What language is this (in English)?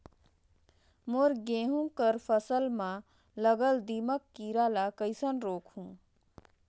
Chhattisgarhi